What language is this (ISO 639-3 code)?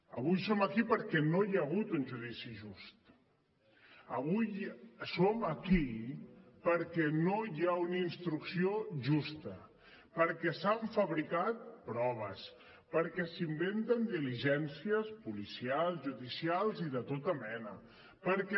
cat